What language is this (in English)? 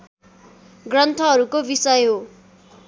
Nepali